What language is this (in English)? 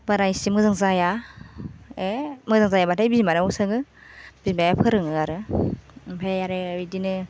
Bodo